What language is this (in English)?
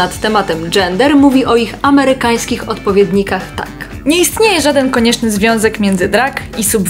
Polish